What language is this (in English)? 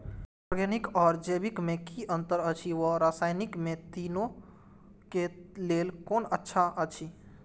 Maithili